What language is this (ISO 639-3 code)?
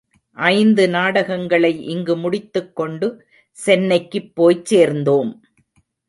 tam